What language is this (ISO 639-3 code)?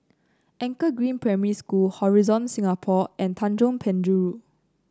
eng